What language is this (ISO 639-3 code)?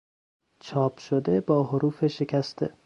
fas